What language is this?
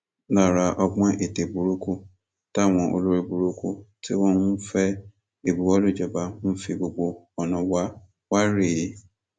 Yoruba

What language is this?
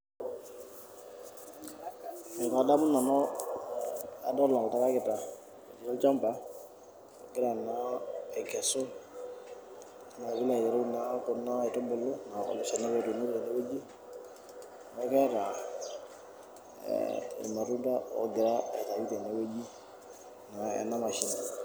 Masai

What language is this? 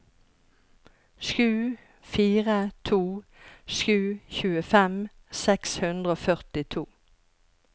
Norwegian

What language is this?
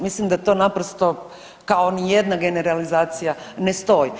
Croatian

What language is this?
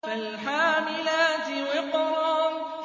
Arabic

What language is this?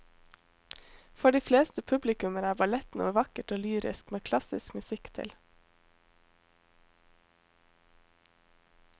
Norwegian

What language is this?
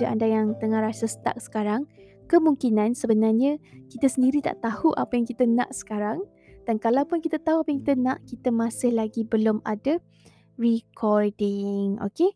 Malay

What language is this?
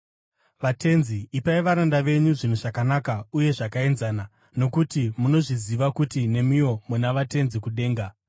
Shona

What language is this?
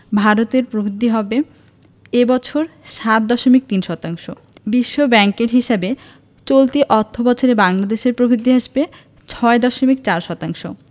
Bangla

